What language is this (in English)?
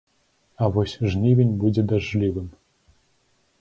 Belarusian